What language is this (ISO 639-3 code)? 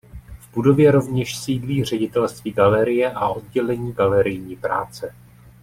ces